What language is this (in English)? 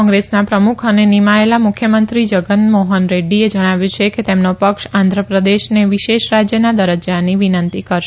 Gujarati